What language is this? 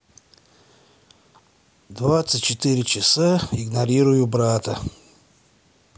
Russian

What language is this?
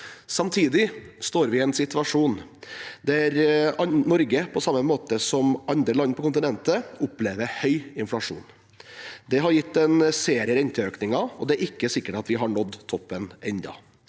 Norwegian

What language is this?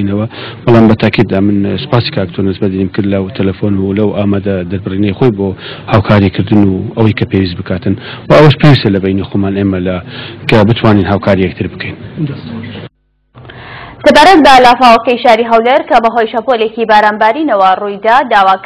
Persian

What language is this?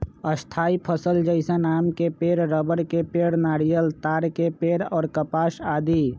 Magahi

